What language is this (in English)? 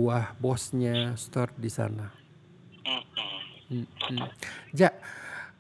Indonesian